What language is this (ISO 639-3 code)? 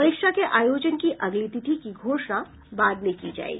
hin